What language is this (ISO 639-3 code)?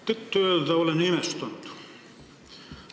est